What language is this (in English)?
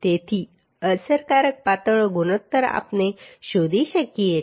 Gujarati